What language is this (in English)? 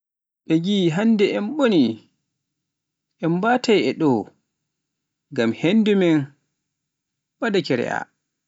Pular